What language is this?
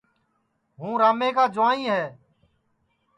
Sansi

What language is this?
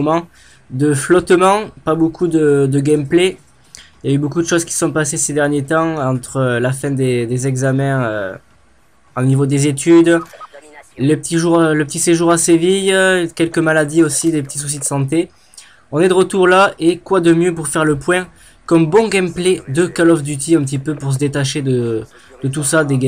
French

